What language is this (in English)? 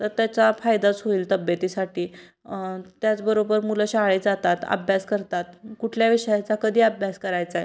Marathi